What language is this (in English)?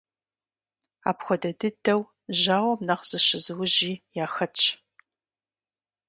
Kabardian